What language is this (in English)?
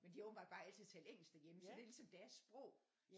Danish